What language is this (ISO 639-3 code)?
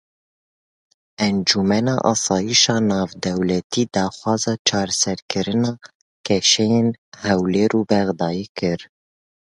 kur